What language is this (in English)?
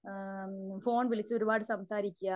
Malayalam